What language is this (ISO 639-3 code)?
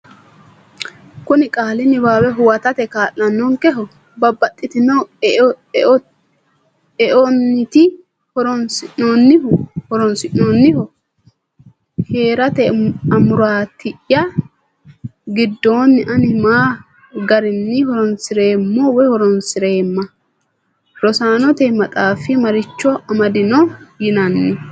sid